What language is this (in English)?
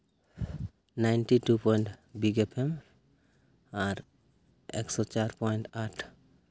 Santali